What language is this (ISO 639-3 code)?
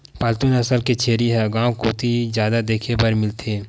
hne